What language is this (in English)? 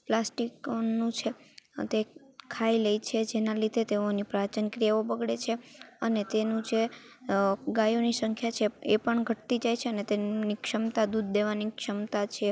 Gujarati